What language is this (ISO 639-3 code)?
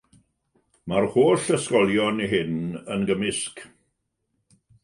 cym